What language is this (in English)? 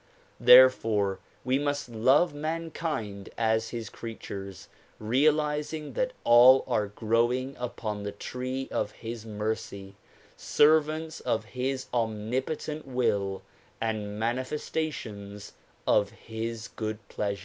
English